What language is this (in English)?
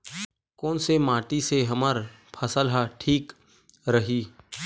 Chhattisgarhi